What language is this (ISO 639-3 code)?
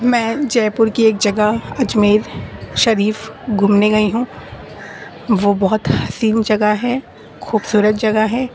urd